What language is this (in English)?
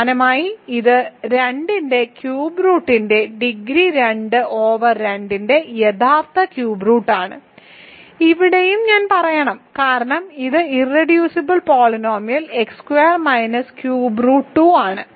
Malayalam